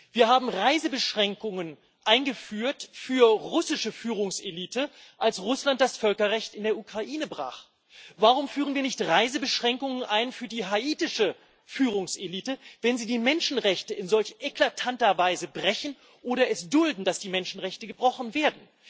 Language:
German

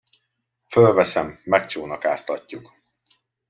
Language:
Hungarian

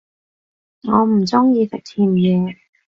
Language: Cantonese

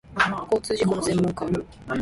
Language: Japanese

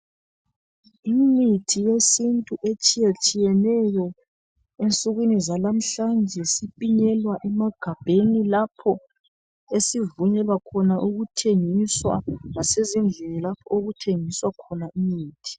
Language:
North Ndebele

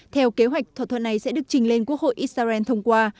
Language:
Vietnamese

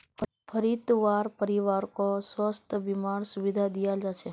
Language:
Magahi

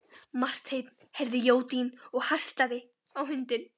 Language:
Icelandic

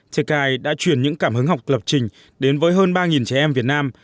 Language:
Vietnamese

